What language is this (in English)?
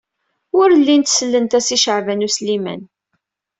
Kabyle